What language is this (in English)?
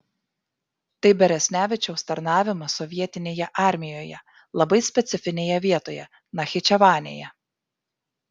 Lithuanian